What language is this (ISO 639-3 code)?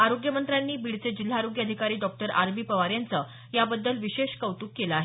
mar